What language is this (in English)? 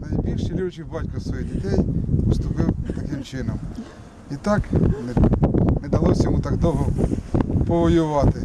Ukrainian